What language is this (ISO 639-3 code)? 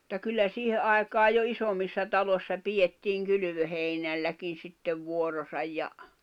fin